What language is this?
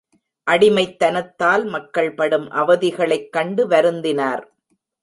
Tamil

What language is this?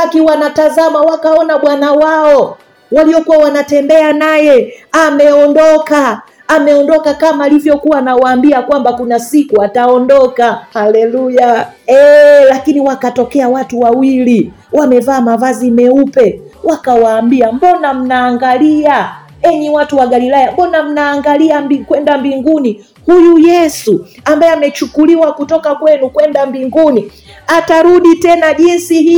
Swahili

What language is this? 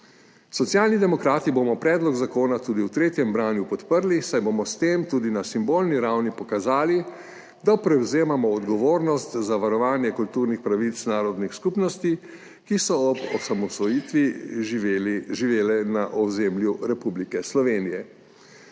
Slovenian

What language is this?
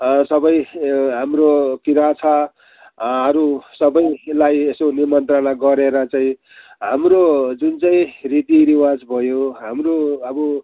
Nepali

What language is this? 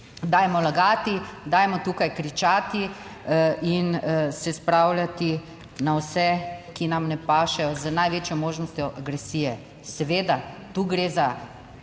Slovenian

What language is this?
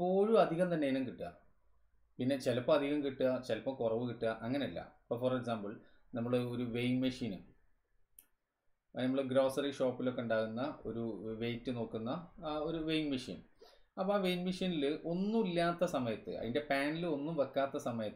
Malayalam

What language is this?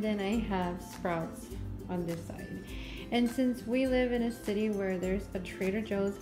English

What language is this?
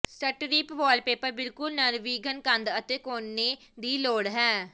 Punjabi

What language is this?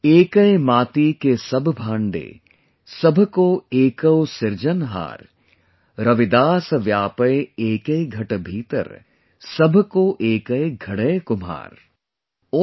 English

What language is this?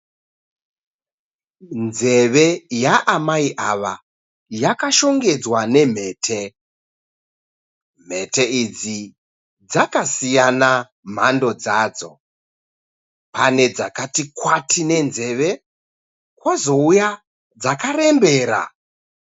Shona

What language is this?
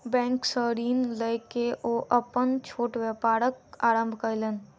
Maithili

